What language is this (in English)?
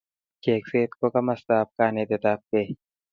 Kalenjin